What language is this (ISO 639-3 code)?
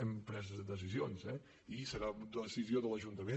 cat